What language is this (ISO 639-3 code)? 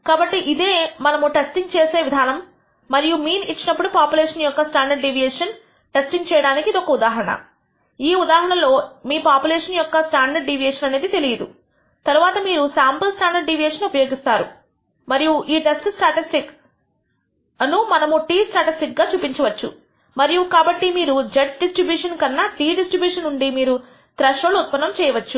tel